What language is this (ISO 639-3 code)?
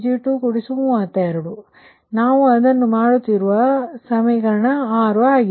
kan